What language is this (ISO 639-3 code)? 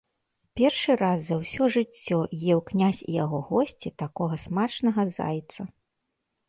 bel